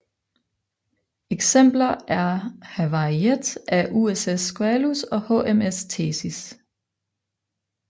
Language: Danish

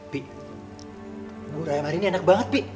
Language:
Indonesian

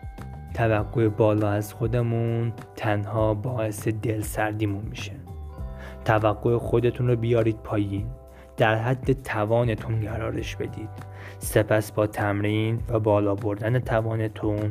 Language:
Persian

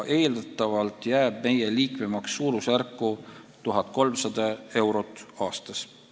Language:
Estonian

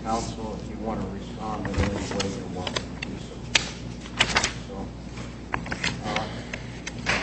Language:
English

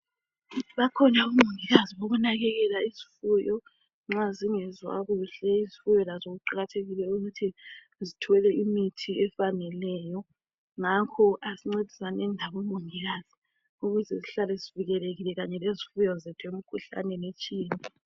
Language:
North Ndebele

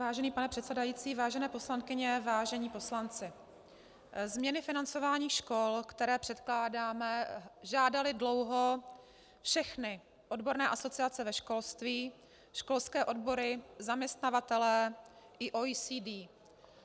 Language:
Czech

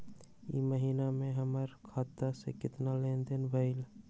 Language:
Magahi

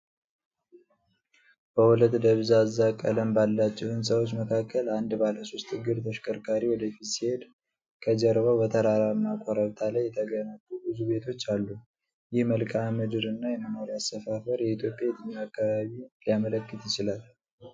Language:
Amharic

